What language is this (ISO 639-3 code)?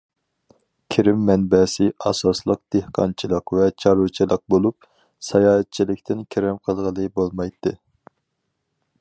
uig